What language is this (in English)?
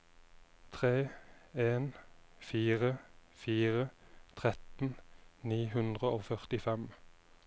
Norwegian